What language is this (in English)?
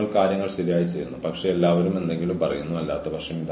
Malayalam